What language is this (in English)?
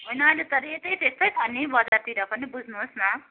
Nepali